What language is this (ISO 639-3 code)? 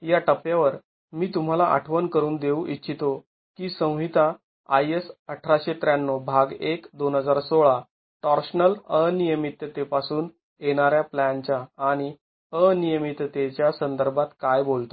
mar